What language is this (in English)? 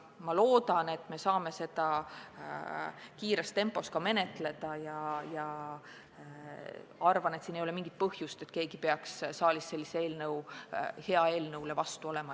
Estonian